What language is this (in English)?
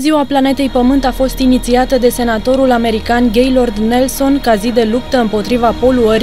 Romanian